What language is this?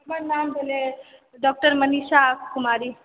Maithili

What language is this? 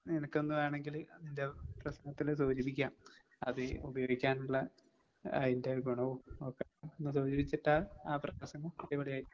Malayalam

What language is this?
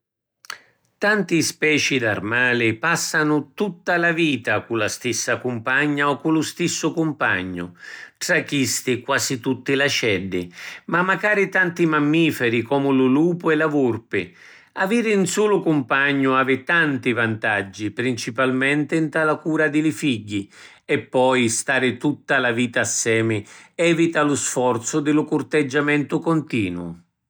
Sicilian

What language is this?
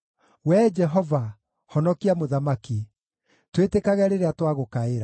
Kikuyu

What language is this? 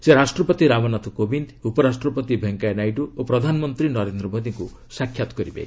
Odia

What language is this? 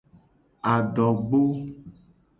Gen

